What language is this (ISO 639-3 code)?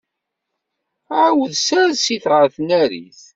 kab